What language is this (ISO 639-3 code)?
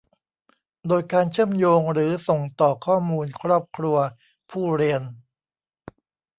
tha